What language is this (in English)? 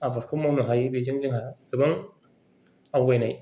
Bodo